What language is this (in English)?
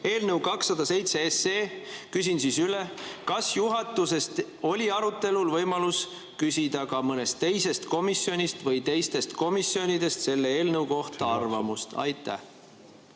Estonian